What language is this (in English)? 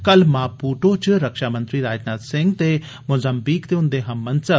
Dogri